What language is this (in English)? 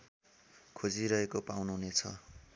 Nepali